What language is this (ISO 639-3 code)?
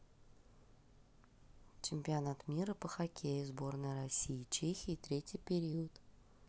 rus